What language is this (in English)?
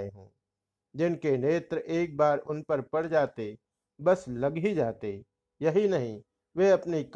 Hindi